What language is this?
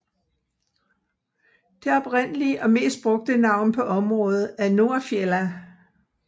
Danish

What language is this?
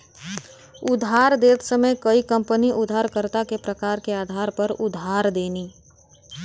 Bhojpuri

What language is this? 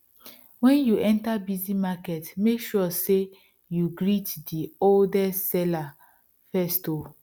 Nigerian Pidgin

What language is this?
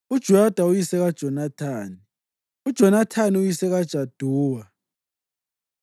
North Ndebele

